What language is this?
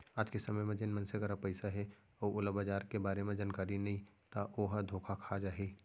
Chhattisgarhi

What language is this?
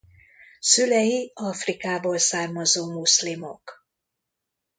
Hungarian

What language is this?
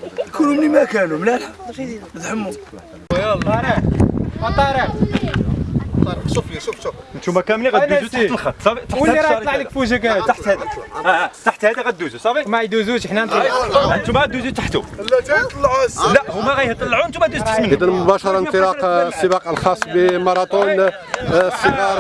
Arabic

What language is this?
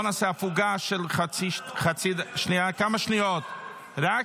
Hebrew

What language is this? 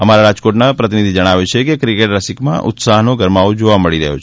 Gujarati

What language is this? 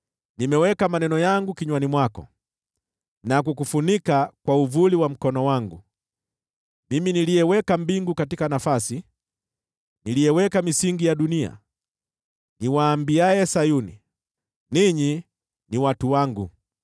Swahili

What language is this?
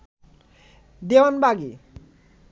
Bangla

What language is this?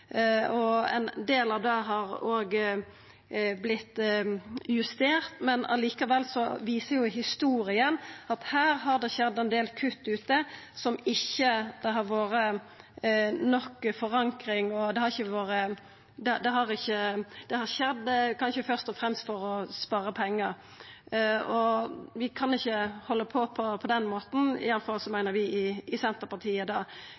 Norwegian Nynorsk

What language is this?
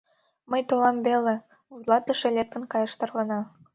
Mari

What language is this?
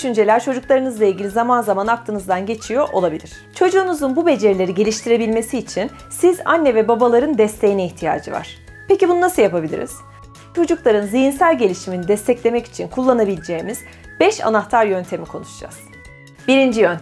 Turkish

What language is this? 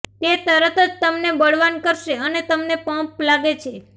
Gujarati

